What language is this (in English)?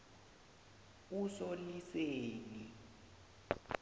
South Ndebele